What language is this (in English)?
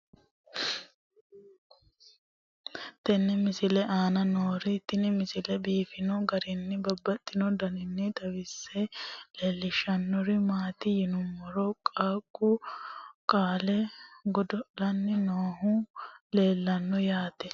Sidamo